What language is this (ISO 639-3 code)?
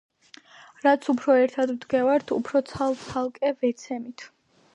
kat